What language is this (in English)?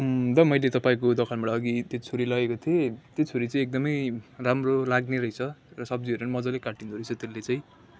Nepali